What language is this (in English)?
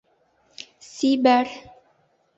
Bashkir